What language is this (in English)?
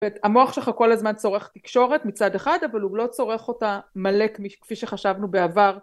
Hebrew